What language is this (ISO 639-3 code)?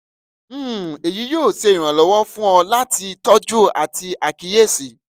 yor